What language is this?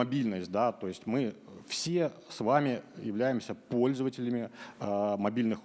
Russian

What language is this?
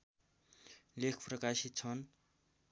Nepali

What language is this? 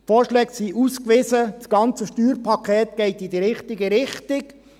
Swiss German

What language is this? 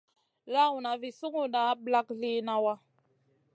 Masana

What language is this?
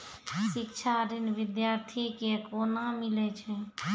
Maithili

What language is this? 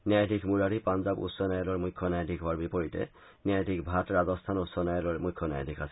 Assamese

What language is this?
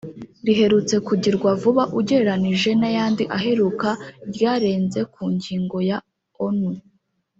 Kinyarwanda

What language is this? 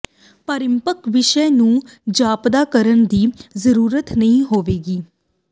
Punjabi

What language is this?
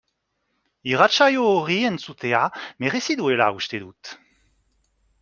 Basque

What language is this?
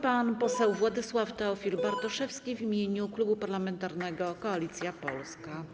Polish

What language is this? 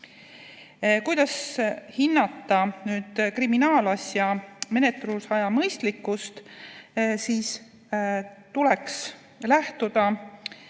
Estonian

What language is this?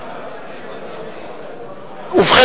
Hebrew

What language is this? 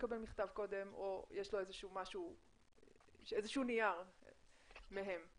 Hebrew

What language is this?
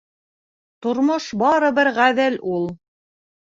Bashkir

